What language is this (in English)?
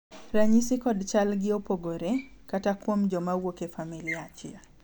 Luo (Kenya and Tanzania)